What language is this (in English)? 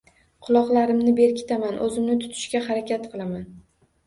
Uzbek